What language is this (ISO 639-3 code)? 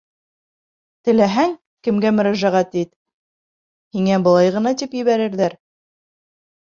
bak